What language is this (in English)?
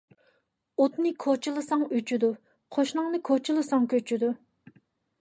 Uyghur